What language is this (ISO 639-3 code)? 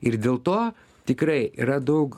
lit